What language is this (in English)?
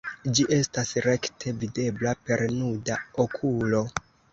Esperanto